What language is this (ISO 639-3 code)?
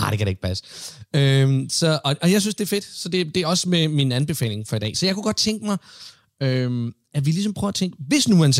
dan